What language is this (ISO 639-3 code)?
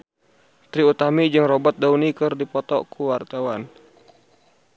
sun